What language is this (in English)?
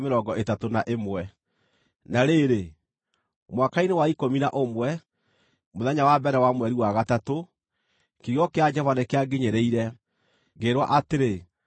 Kikuyu